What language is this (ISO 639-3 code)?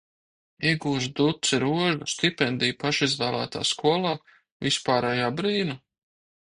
lav